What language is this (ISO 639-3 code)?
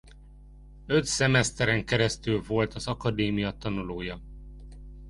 hun